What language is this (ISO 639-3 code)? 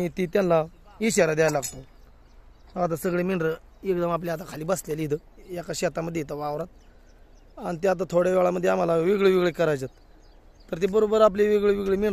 ara